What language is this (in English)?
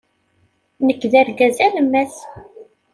Kabyle